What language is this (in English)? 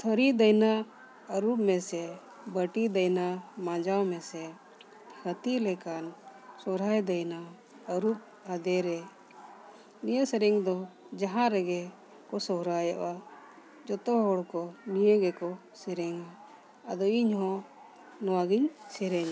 Santali